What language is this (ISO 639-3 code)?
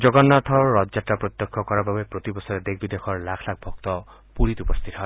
asm